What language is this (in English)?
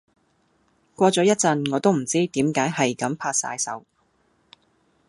Cantonese